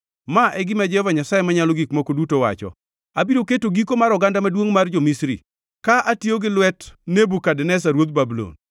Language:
Luo (Kenya and Tanzania)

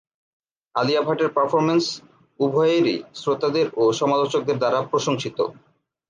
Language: Bangla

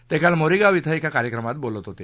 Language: Marathi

